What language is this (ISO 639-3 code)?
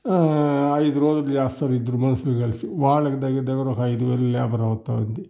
tel